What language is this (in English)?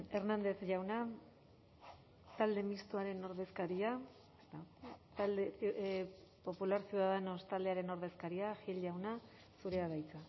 Basque